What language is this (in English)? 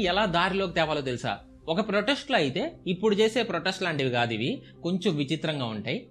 Telugu